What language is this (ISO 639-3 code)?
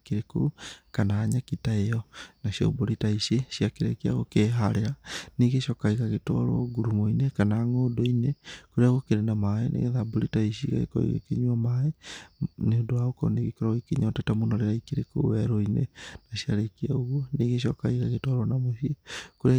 kik